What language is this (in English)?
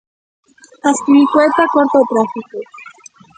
Galician